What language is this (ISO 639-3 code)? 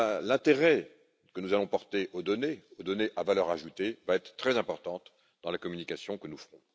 fra